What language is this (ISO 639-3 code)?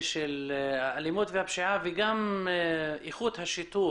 heb